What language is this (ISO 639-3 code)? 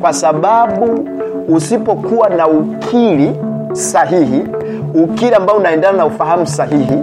swa